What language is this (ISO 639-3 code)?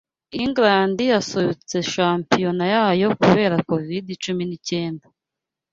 kin